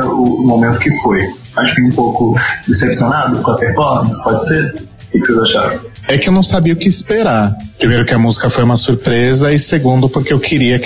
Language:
Portuguese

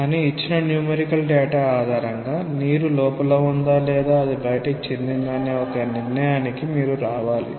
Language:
Telugu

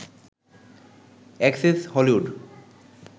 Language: Bangla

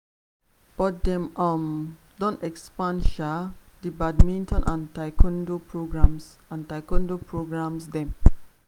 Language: Nigerian Pidgin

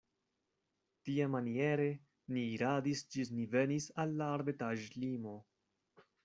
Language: Esperanto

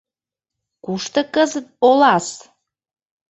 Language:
Mari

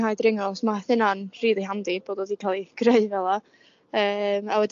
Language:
Welsh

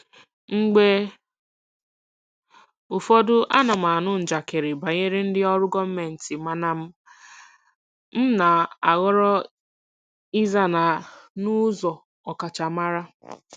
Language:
Igbo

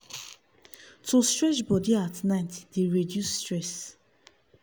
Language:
Nigerian Pidgin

